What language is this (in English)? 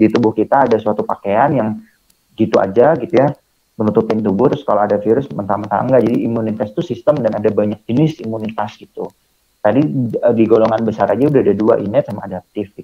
Indonesian